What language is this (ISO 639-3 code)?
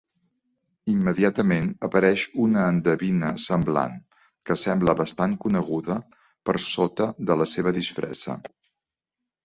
cat